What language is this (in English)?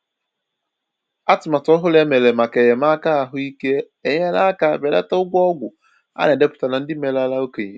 Igbo